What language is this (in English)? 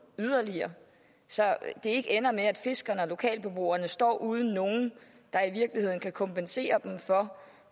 Danish